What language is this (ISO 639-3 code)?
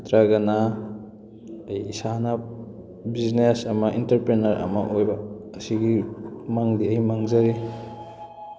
mni